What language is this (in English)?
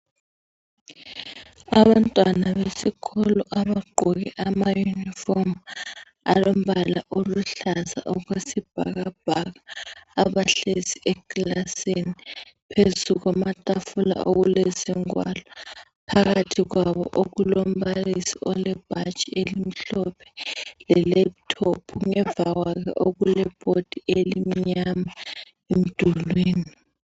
North Ndebele